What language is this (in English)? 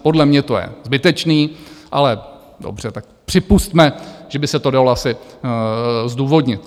Czech